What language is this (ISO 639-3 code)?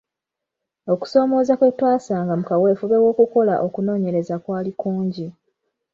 lug